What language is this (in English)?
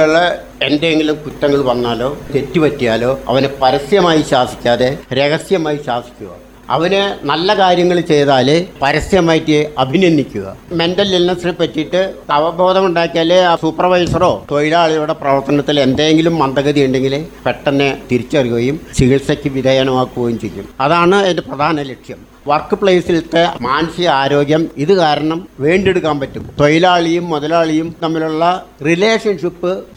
Malayalam